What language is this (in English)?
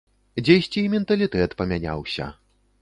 Belarusian